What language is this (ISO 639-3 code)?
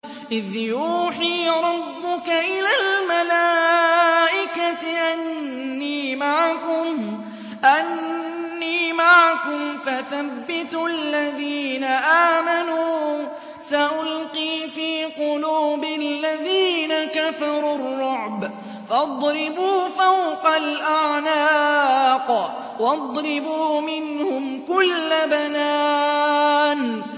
ara